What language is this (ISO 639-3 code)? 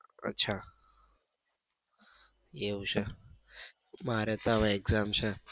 guj